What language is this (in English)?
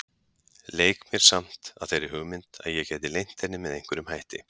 Icelandic